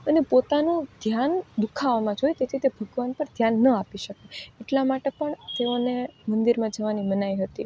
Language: Gujarati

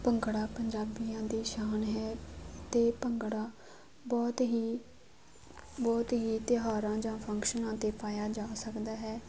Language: Punjabi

